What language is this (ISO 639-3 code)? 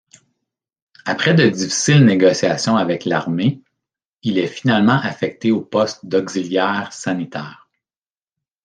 fra